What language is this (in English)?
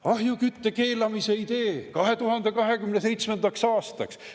Estonian